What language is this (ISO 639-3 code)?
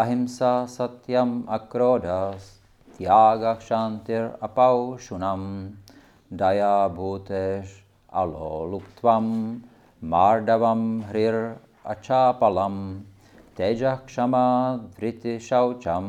ces